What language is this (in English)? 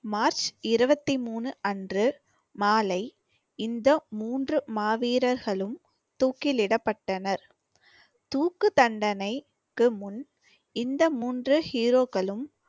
Tamil